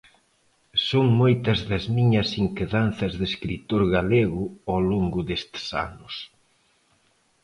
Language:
Galician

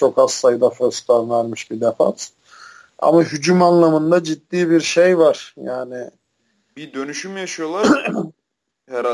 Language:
Turkish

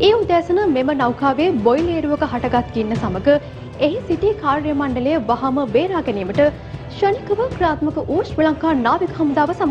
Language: Hindi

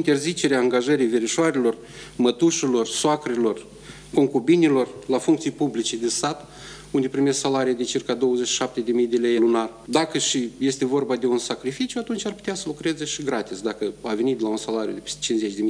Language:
Romanian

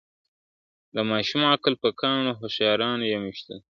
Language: Pashto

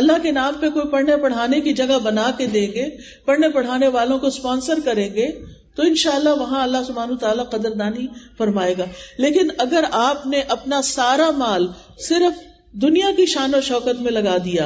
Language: Urdu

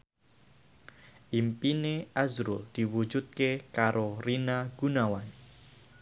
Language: Javanese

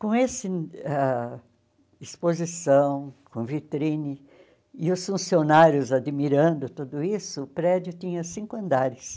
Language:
Portuguese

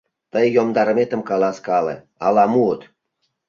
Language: Mari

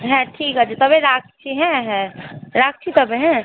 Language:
Bangla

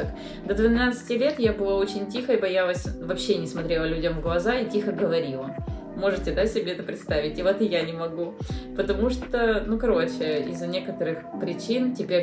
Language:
Russian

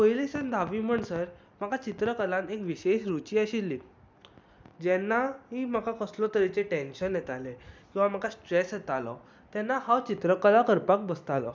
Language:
Konkani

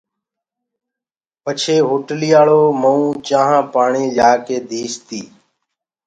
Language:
Gurgula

